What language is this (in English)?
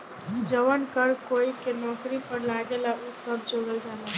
Bhojpuri